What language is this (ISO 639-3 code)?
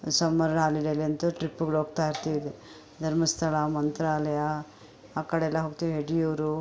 kan